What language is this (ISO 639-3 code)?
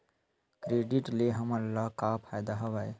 hne